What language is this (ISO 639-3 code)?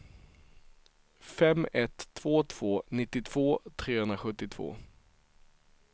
swe